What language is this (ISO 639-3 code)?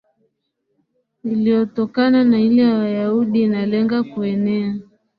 swa